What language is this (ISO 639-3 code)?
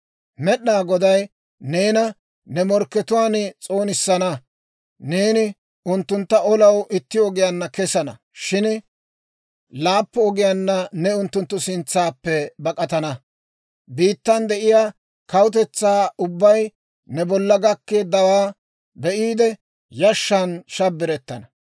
dwr